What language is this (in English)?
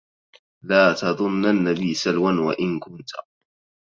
Arabic